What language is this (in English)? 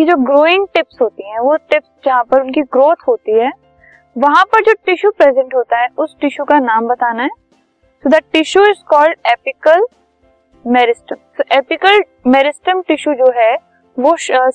Hindi